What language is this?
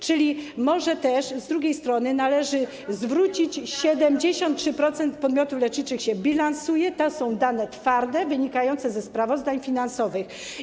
Polish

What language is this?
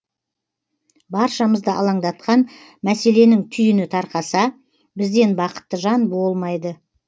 Kazakh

